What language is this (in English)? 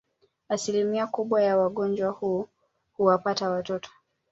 Swahili